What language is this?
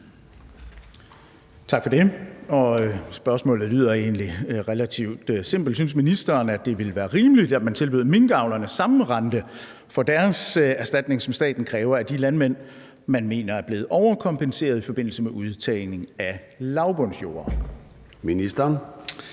Danish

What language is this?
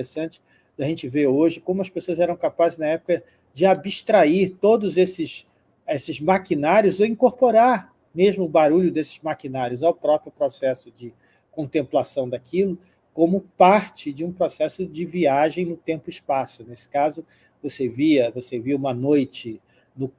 Portuguese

